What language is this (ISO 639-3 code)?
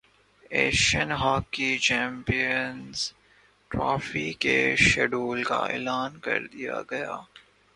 urd